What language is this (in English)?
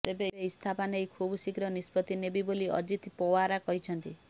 Odia